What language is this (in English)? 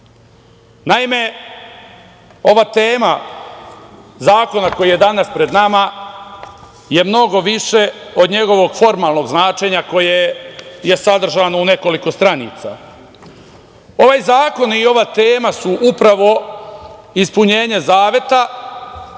Serbian